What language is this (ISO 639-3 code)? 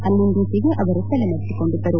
kan